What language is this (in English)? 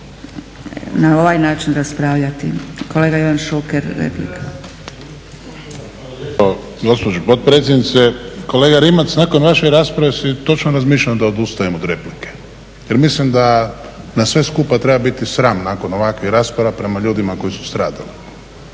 Croatian